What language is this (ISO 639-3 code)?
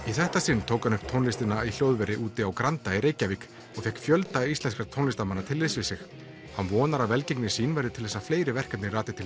isl